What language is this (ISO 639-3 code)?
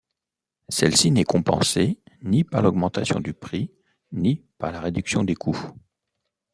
fra